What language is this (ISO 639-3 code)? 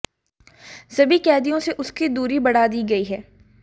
hin